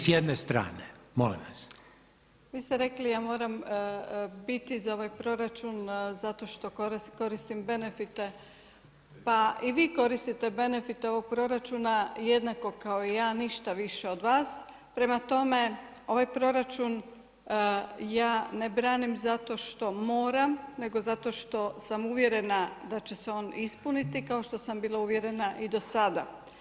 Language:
Croatian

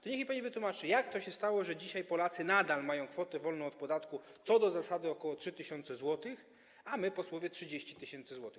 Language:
Polish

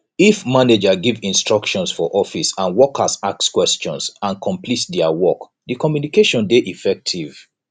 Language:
Nigerian Pidgin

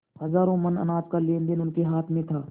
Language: Hindi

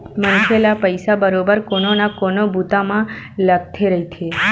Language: Chhattisgarhi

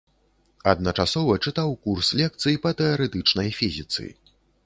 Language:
Belarusian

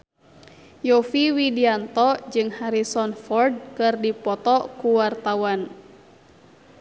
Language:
Sundanese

